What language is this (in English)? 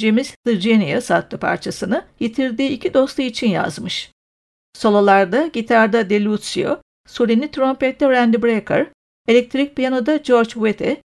Turkish